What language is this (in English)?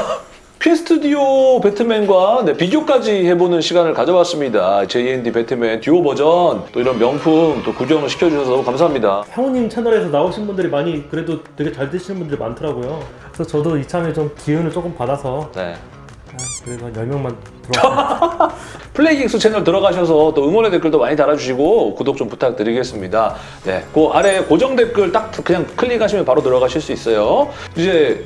Korean